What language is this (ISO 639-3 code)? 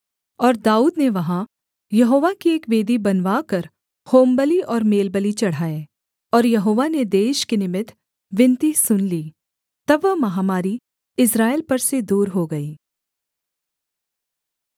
hin